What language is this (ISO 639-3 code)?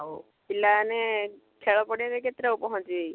ori